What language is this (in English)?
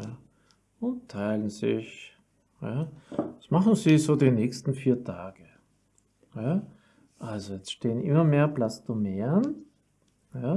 German